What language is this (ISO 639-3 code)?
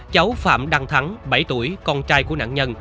vie